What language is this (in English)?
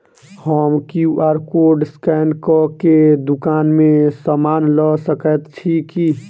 Maithili